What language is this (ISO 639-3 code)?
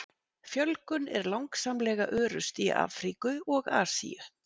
isl